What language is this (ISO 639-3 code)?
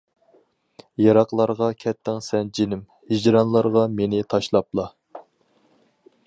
uig